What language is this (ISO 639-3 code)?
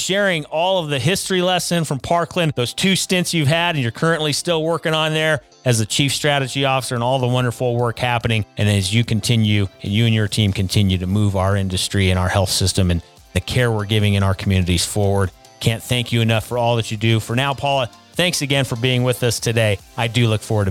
eng